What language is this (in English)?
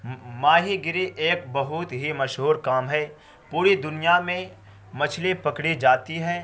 Urdu